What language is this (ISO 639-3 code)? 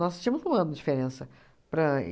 por